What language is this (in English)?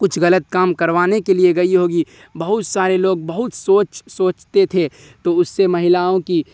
Urdu